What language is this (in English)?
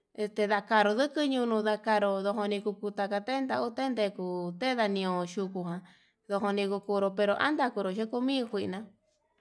Yutanduchi Mixtec